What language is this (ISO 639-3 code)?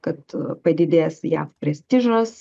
lit